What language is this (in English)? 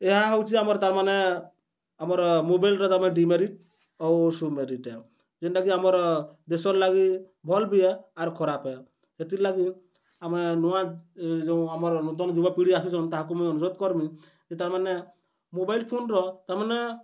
Odia